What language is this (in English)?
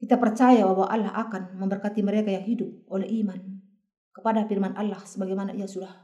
Indonesian